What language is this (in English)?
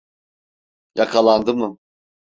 Turkish